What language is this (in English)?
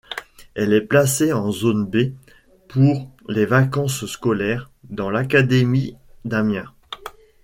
French